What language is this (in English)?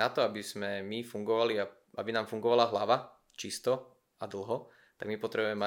Slovak